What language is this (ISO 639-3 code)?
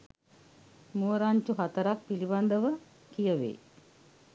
sin